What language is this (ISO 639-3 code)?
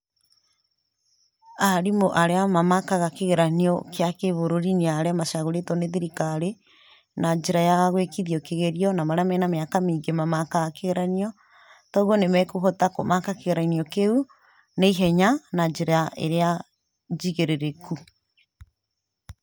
kik